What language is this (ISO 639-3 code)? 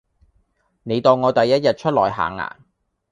yue